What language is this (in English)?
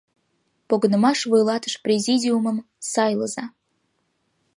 Mari